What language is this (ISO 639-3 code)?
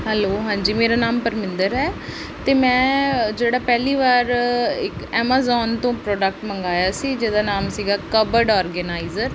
pan